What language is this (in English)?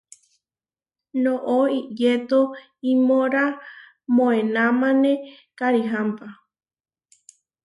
Huarijio